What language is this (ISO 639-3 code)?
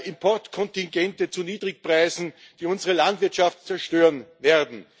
deu